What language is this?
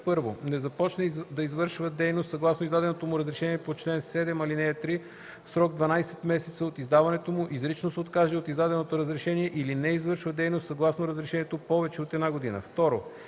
Bulgarian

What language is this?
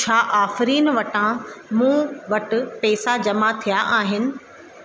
Sindhi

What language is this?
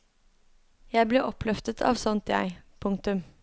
Norwegian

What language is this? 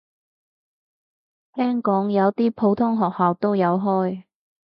Cantonese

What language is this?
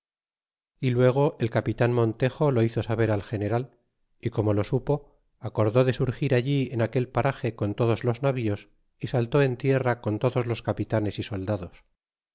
Spanish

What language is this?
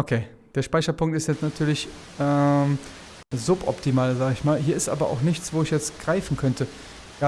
German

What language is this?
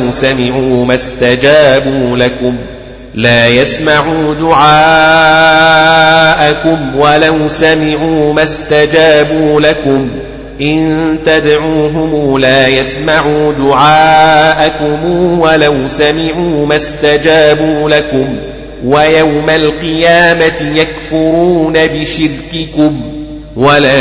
Arabic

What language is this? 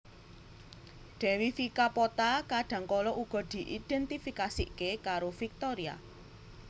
Javanese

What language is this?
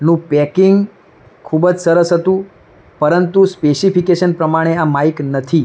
Gujarati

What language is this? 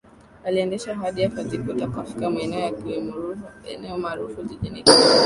Swahili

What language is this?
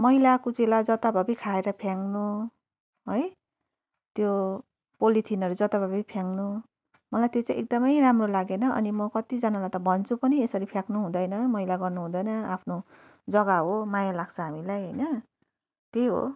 Nepali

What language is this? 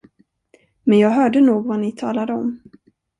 Swedish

